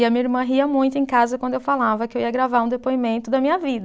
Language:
Portuguese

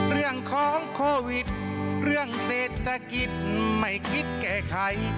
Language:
Thai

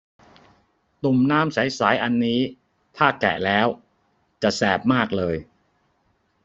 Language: Thai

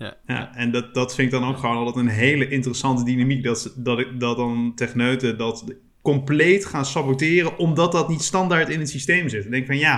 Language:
Dutch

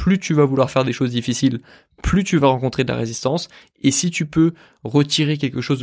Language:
French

